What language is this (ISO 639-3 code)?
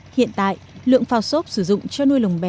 vie